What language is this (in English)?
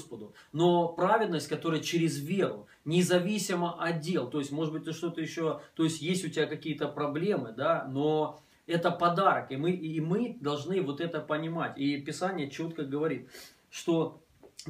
Russian